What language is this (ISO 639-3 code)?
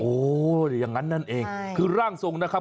tha